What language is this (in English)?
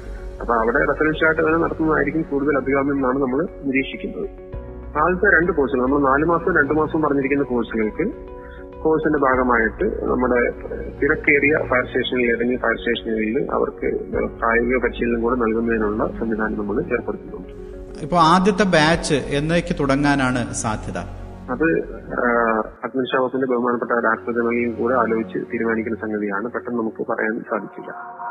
Malayalam